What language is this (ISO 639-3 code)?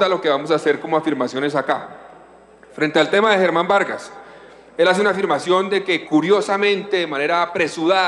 spa